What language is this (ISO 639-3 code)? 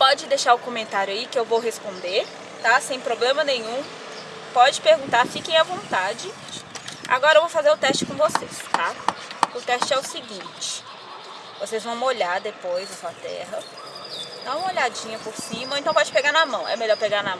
por